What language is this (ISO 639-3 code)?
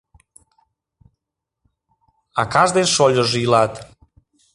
chm